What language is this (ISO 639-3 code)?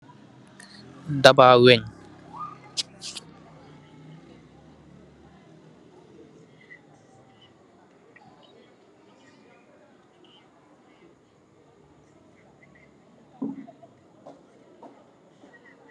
wol